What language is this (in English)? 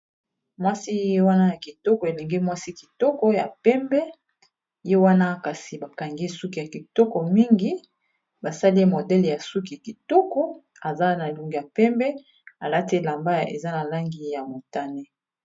Lingala